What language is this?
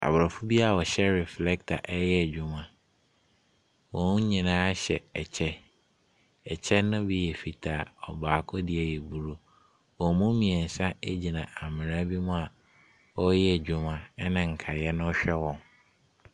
Akan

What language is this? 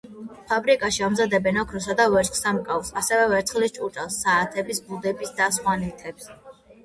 Georgian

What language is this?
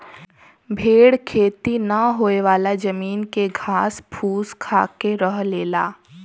Bhojpuri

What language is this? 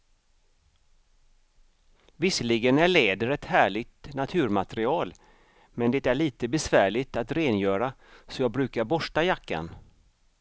Swedish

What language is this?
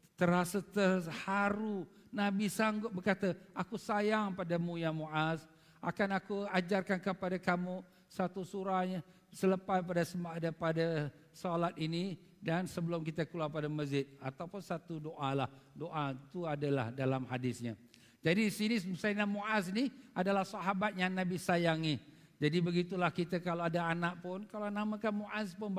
Malay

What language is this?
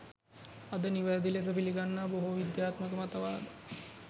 Sinhala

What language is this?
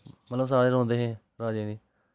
Dogri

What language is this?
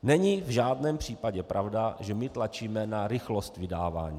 Czech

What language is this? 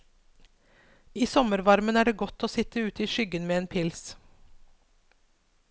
Norwegian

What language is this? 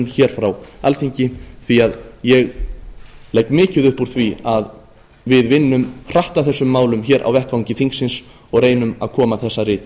Icelandic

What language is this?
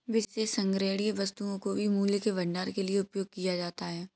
Hindi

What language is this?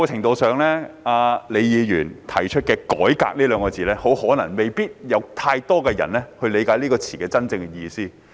Cantonese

